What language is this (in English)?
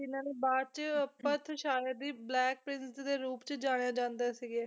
Punjabi